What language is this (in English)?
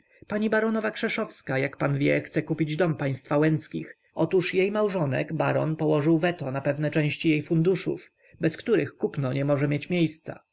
Polish